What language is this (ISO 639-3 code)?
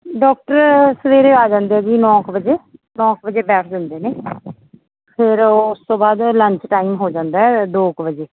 pan